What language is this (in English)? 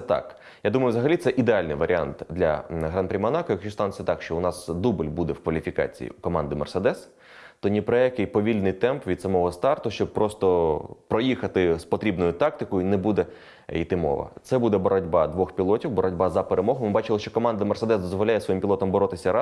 Ukrainian